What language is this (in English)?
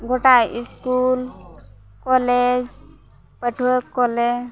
Santali